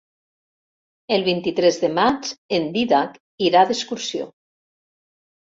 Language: Catalan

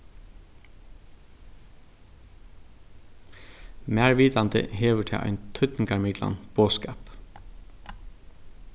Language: Faroese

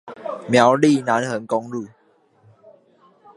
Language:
Chinese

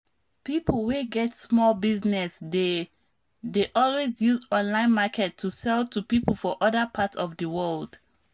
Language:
Nigerian Pidgin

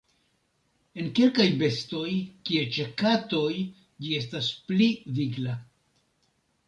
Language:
Esperanto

